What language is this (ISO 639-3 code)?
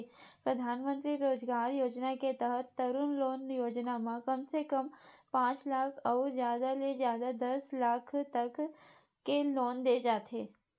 hne